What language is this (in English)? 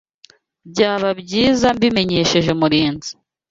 Kinyarwanda